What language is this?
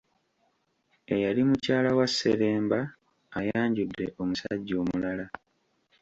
Ganda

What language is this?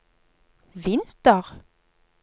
Norwegian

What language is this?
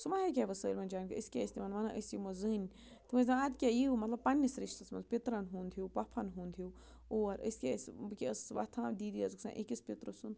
Kashmiri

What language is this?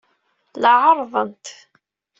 Kabyle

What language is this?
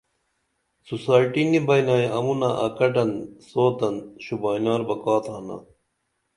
Dameli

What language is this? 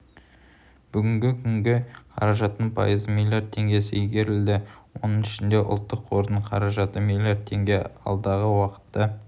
Kazakh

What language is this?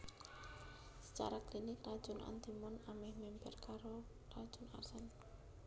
Javanese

